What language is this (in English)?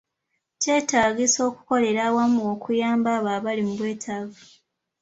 Ganda